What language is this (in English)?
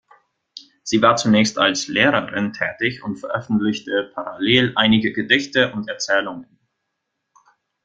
German